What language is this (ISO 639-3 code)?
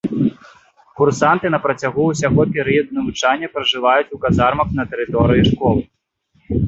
bel